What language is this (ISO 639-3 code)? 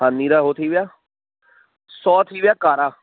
snd